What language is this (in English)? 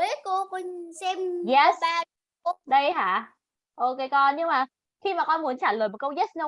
Vietnamese